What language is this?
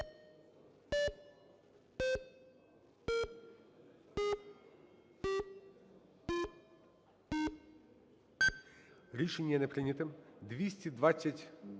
Ukrainian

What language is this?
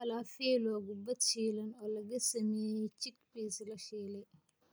Somali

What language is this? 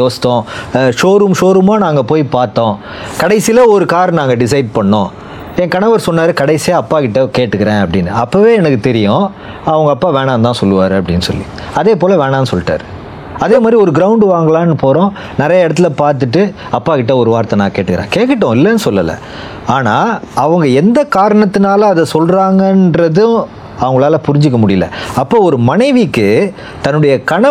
Tamil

